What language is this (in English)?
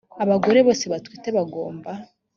Kinyarwanda